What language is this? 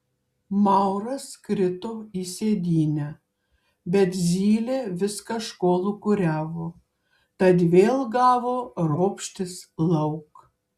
Lithuanian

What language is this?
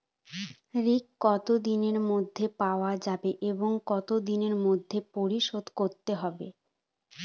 Bangla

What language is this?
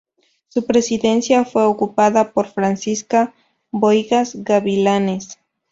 Spanish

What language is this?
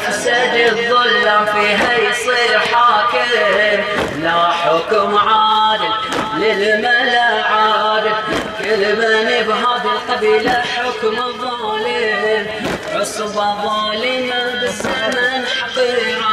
Arabic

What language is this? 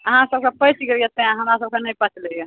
Maithili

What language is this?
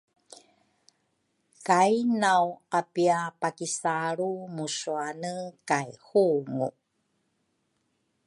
Rukai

